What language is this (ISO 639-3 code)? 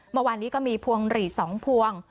tha